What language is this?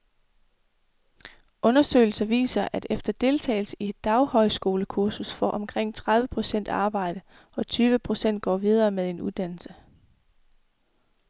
Danish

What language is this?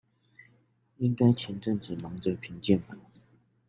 Chinese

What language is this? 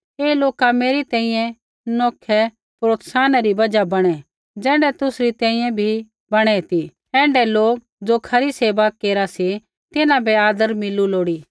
Kullu Pahari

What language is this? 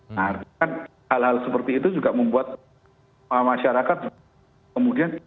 Indonesian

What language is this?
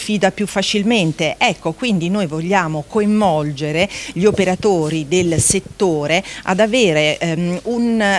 Italian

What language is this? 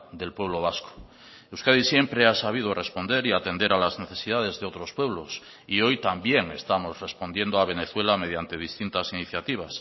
Spanish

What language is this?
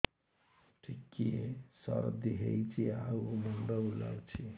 Odia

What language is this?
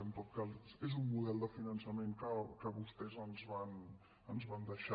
Catalan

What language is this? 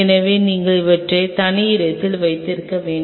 Tamil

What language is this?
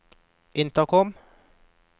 Norwegian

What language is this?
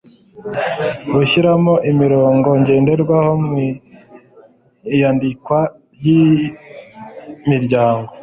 Kinyarwanda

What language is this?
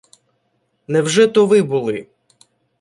Ukrainian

